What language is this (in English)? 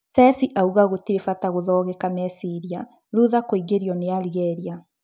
Kikuyu